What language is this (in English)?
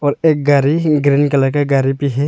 Hindi